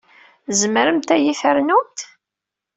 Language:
Kabyle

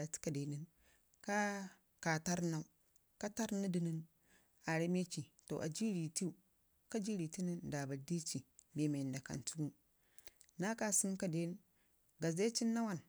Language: Ngizim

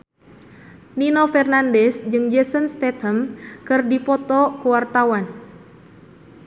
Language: Sundanese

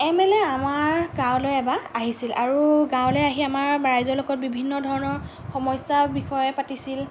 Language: Assamese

